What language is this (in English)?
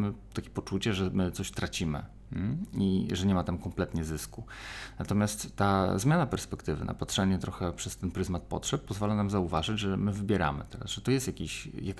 Polish